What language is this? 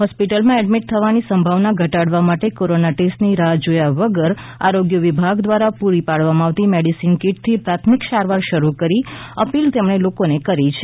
Gujarati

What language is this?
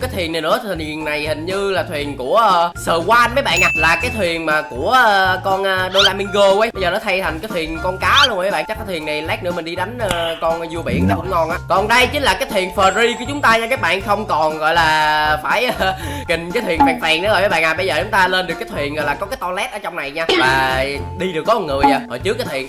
Vietnamese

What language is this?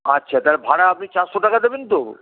Bangla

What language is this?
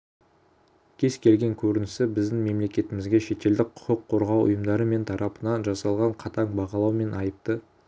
Kazakh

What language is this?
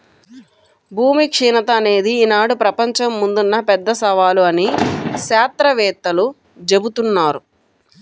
Telugu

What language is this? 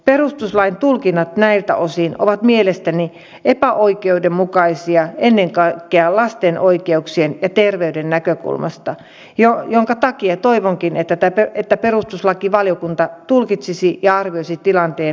Finnish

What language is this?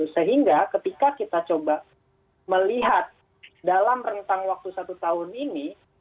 Indonesian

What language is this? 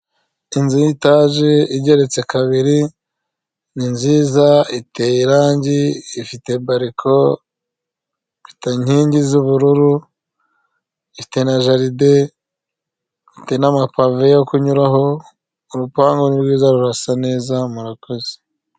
Kinyarwanda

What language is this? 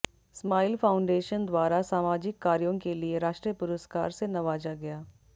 Hindi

